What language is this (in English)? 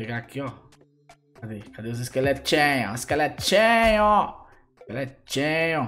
Portuguese